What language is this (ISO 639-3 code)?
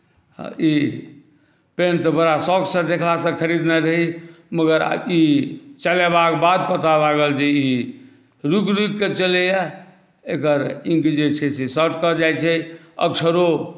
mai